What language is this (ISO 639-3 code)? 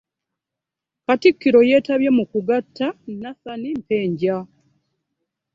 lug